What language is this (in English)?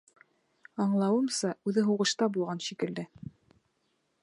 Bashkir